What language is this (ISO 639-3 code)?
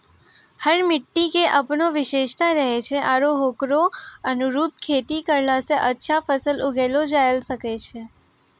mai